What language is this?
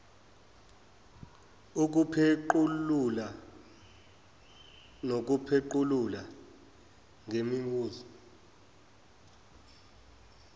Zulu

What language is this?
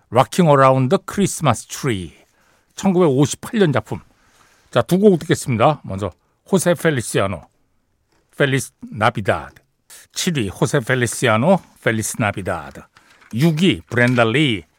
Korean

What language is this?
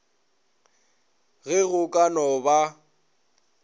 Northern Sotho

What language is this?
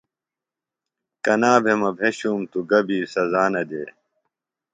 Phalura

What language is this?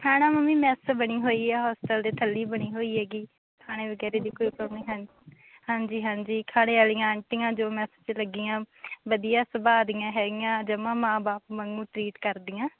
Punjabi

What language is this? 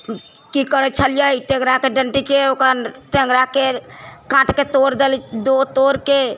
Maithili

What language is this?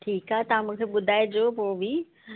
Sindhi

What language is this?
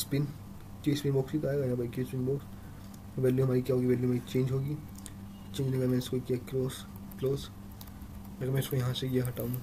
Hindi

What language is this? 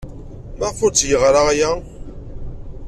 Kabyle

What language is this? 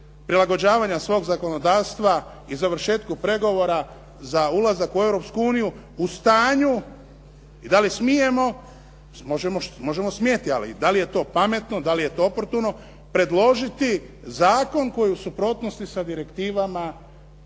Croatian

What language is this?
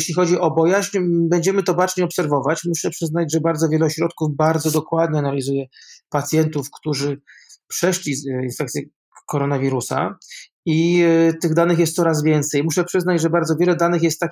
Polish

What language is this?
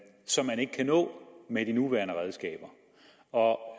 Danish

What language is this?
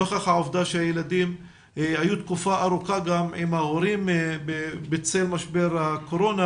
Hebrew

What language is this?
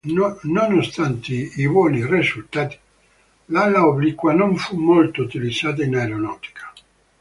Italian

